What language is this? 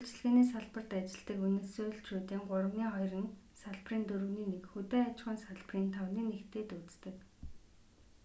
Mongolian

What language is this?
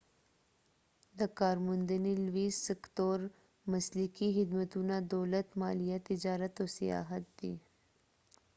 Pashto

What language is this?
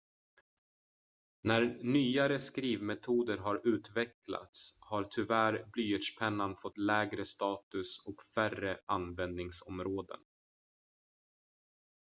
Swedish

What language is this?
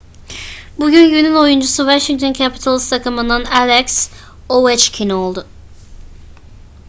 Turkish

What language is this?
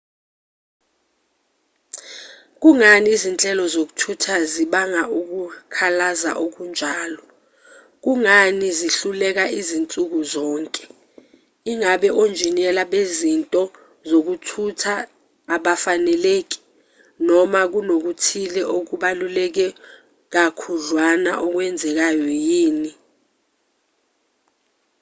Zulu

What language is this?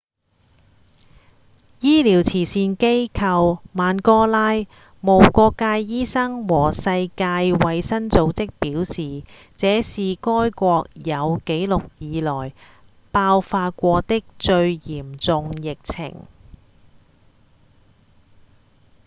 Cantonese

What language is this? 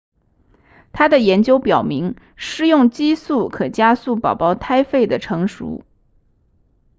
Chinese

